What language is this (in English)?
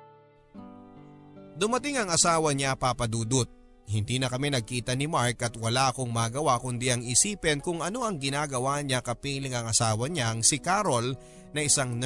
Filipino